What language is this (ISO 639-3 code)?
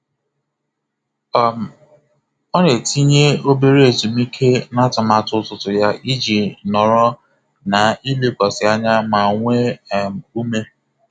ibo